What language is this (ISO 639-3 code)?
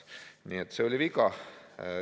est